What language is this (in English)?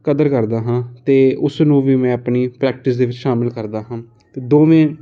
Punjabi